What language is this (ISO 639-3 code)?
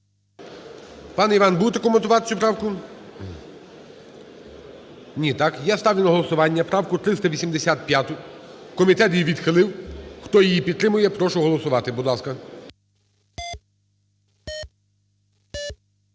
ukr